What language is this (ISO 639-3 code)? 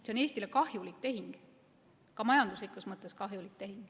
est